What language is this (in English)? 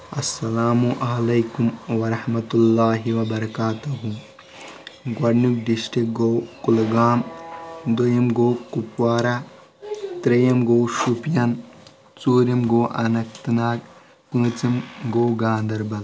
Kashmiri